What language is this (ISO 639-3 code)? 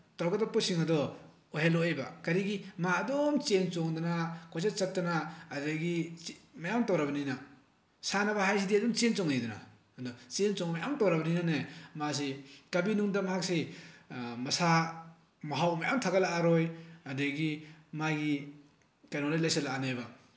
mni